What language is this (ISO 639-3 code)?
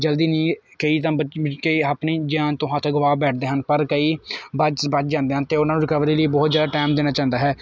pan